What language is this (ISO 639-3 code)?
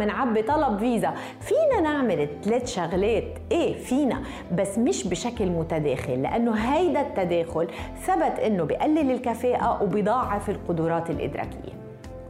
ara